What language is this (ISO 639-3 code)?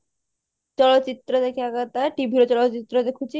ori